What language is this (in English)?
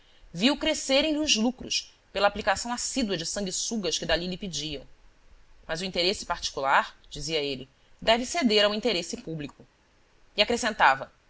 Portuguese